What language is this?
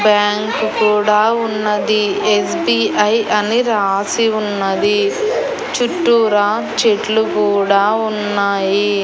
Telugu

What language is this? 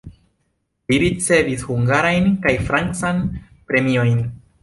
Esperanto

